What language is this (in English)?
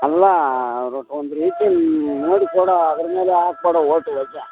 Kannada